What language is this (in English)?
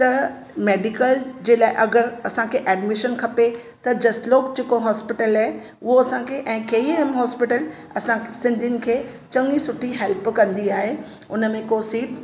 Sindhi